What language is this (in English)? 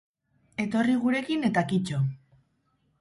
Basque